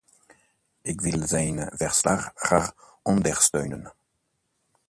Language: Dutch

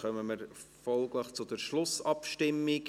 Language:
Swiss German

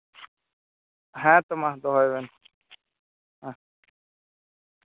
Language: Santali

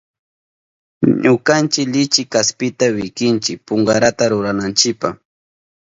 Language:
Southern Pastaza Quechua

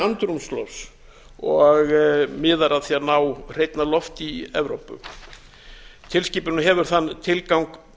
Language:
Icelandic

